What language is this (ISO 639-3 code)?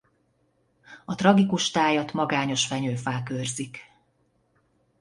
hun